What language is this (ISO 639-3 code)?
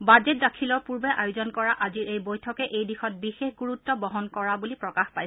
asm